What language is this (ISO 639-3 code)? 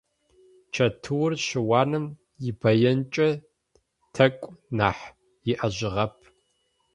ady